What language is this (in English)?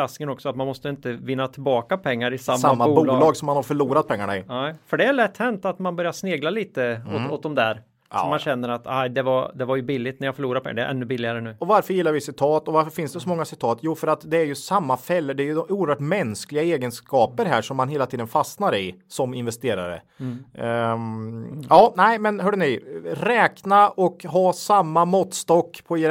Swedish